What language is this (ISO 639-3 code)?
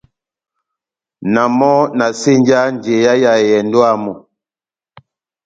bnm